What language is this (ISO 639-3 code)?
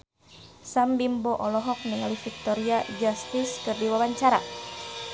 sun